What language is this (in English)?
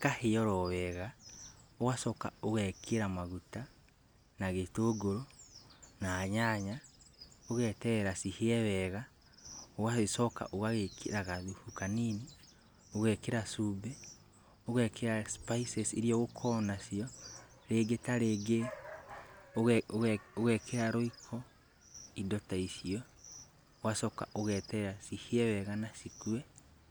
Kikuyu